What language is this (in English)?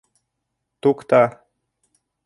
Bashkir